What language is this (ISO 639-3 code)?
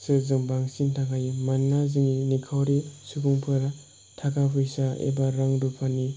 brx